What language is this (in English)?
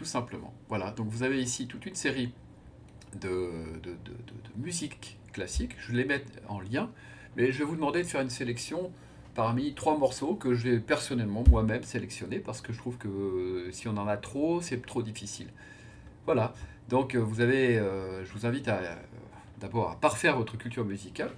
French